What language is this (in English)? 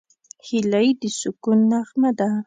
Pashto